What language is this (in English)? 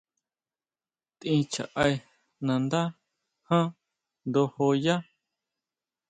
Huautla Mazatec